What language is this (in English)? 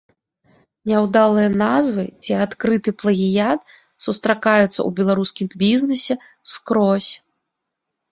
Belarusian